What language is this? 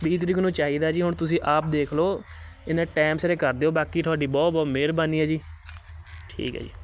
Punjabi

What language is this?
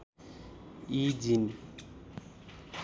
Nepali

